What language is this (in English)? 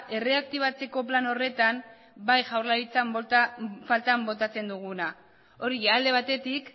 Basque